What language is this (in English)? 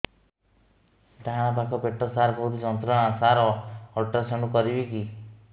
Odia